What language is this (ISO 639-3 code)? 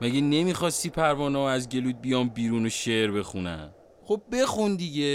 fas